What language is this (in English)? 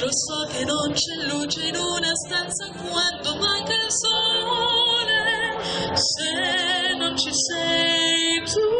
Arabic